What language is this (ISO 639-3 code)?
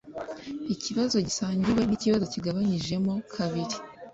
kin